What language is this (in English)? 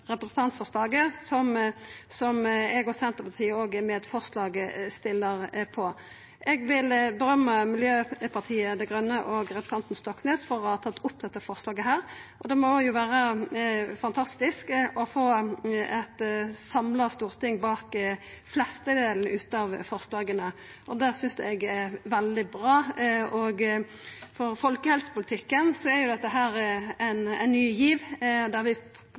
Norwegian Nynorsk